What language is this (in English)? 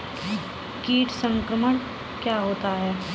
Hindi